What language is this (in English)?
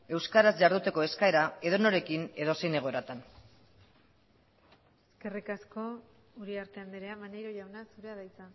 Basque